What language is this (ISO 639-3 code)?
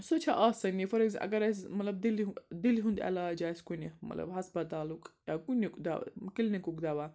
kas